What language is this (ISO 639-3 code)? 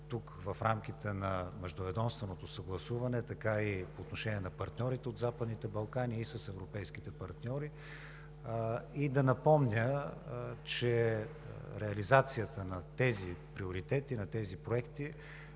bul